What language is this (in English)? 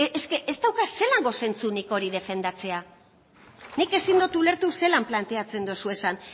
Basque